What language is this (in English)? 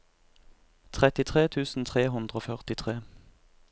Norwegian